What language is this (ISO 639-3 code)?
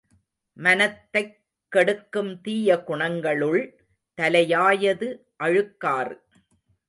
tam